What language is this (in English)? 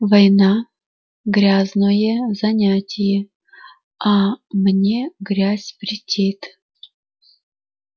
Russian